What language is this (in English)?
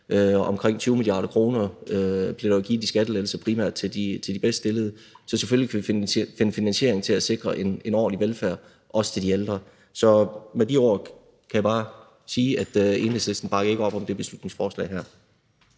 Danish